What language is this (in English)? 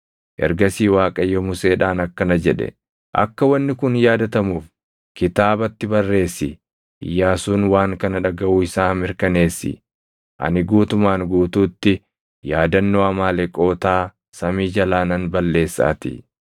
Oromo